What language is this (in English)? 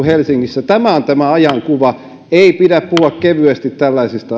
Finnish